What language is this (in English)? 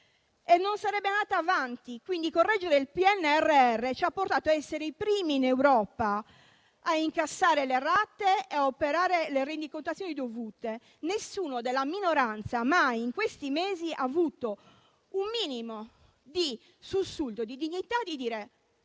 Italian